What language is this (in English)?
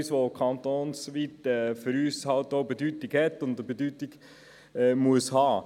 Swiss German